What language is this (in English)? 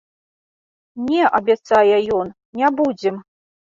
Belarusian